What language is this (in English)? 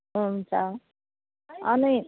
Nepali